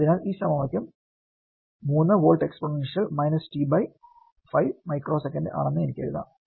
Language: Malayalam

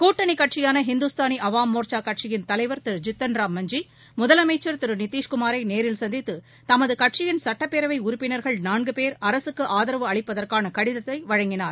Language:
Tamil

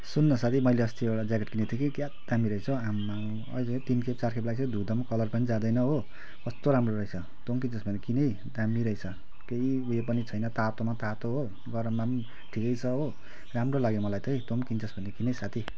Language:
Nepali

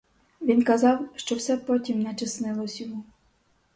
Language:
Ukrainian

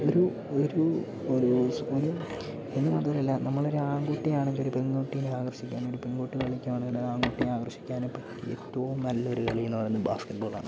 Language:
Malayalam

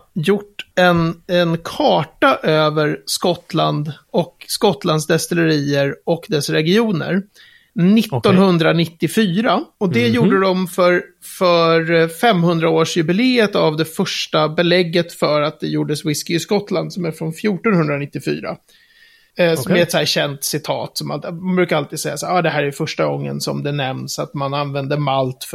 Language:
Swedish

